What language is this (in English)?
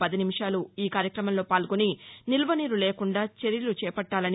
Telugu